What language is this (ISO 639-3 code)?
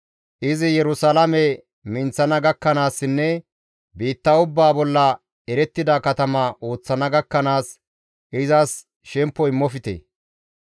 gmv